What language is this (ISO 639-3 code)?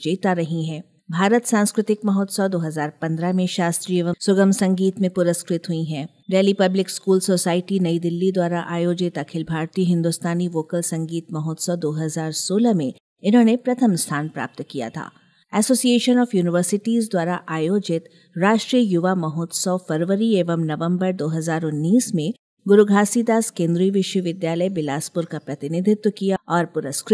hin